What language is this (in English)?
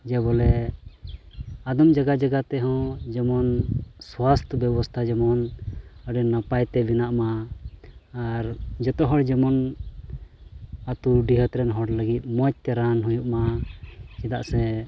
Santali